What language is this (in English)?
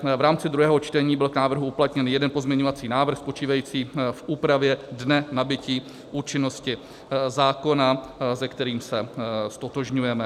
Czech